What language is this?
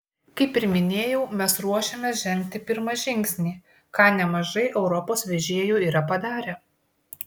Lithuanian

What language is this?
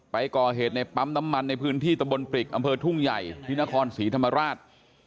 Thai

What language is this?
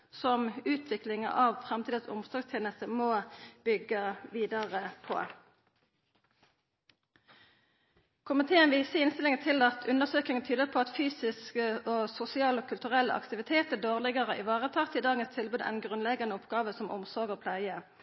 Norwegian Nynorsk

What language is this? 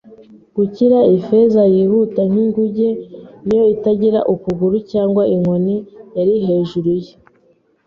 Kinyarwanda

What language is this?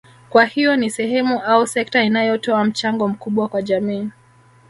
Swahili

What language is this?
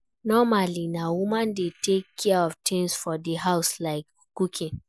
Nigerian Pidgin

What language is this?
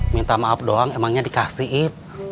Indonesian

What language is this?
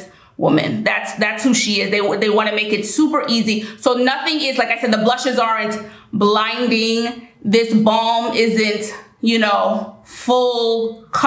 English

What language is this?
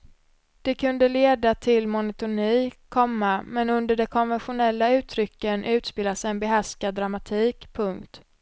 Swedish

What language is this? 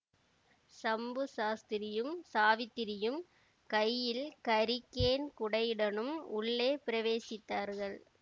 Tamil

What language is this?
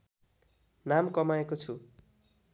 Nepali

